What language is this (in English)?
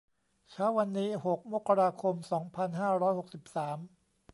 Thai